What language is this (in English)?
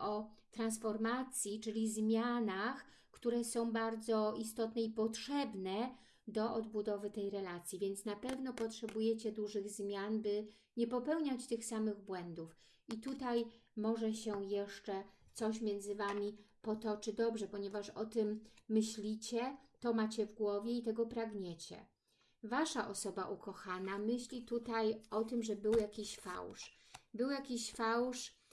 Polish